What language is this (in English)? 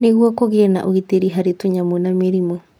Kikuyu